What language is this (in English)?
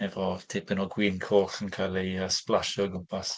Welsh